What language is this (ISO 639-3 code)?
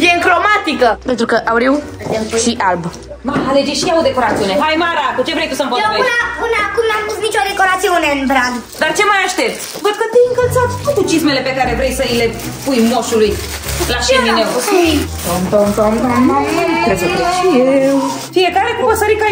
ron